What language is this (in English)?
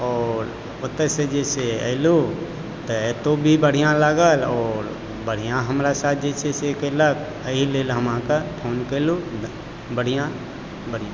Maithili